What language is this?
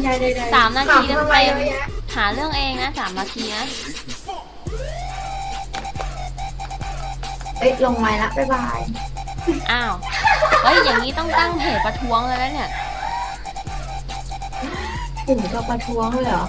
Thai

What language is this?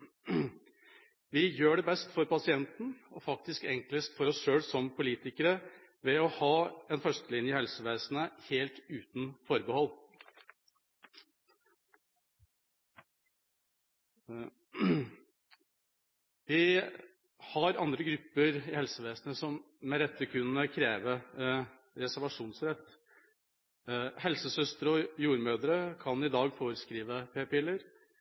Norwegian Bokmål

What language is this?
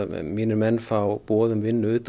Icelandic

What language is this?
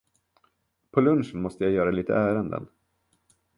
Swedish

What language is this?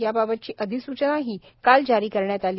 Marathi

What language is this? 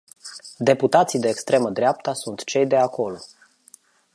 Romanian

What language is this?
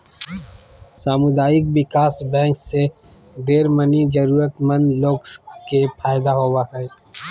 Magahi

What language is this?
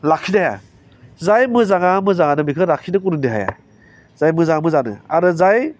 Bodo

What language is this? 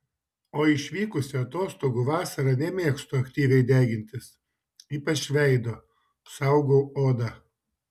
Lithuanian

